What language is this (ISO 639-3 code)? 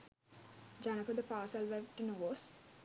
sin